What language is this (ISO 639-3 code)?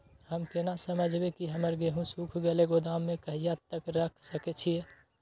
mai